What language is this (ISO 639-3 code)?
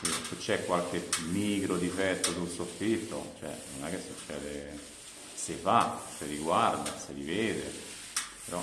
ita